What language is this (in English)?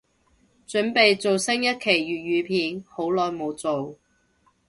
Cantonese